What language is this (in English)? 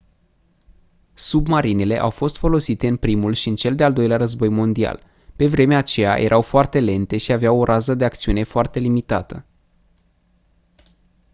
Romanian